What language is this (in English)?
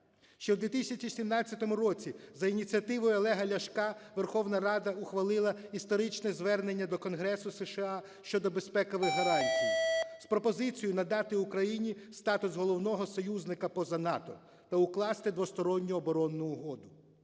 Ukrainian